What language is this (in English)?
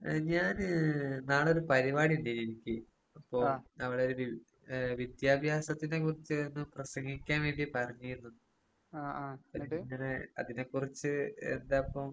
Malayalam